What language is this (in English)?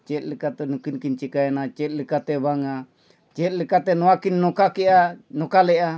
Santali